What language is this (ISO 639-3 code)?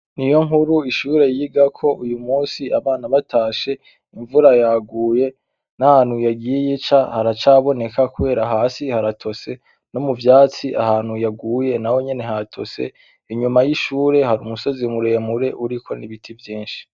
run